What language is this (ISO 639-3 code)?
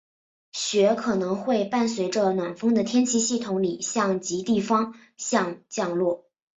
zho